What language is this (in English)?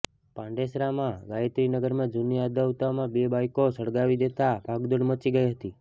Gujarati